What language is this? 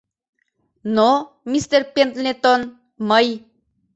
Mari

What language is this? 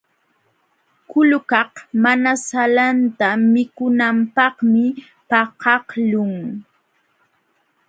Jauja Wanca Quechua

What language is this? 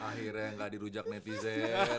Indonesian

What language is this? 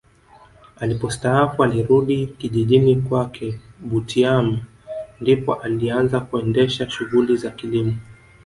Swahili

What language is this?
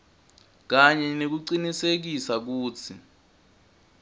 Swati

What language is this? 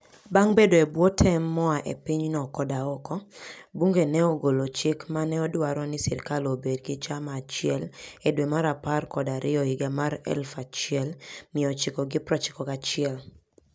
Luo (Kenya and Tanzania)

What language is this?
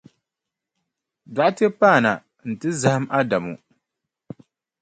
Dagbani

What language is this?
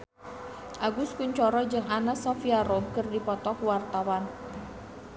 Sundanese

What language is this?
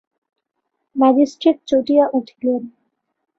Bangla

